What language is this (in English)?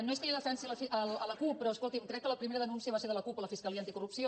Catalan